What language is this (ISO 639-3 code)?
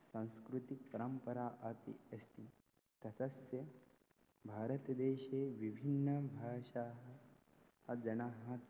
san